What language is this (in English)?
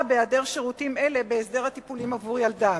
Hebrew